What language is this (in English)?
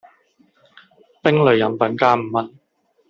Cantonese